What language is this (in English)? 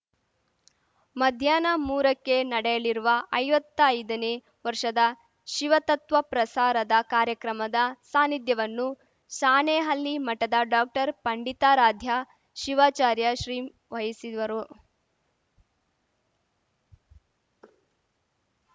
Kannada